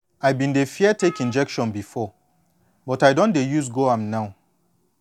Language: Nigerian Pidgin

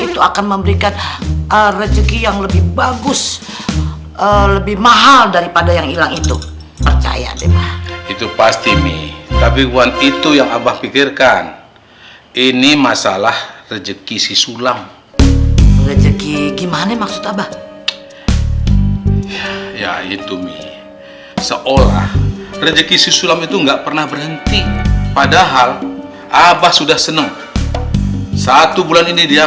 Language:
Indonesian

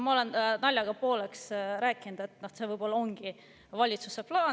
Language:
Estonian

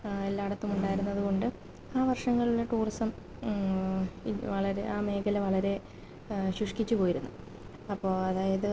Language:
Malayalam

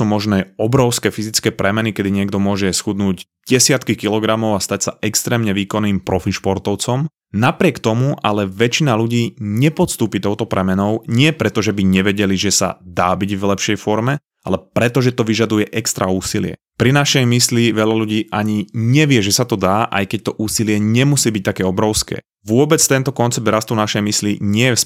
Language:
Slovak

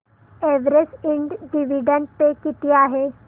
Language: Marathi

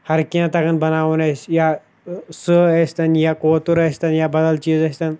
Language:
Kashmiri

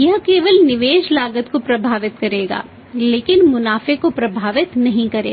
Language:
Hindi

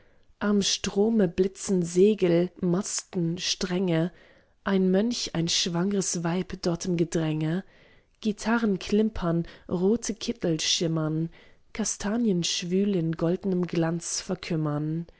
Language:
German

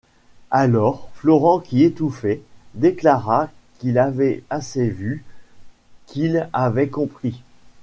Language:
French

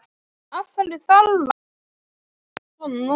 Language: Icelandic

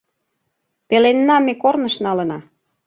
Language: Mari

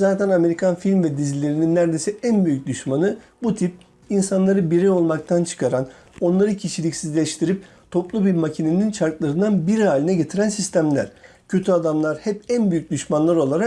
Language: Turkish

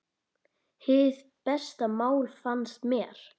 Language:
Icelandic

